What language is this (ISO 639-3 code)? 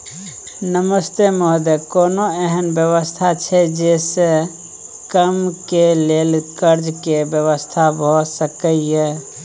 mai